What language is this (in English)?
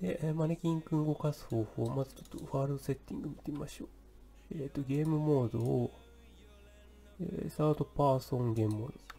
Japanese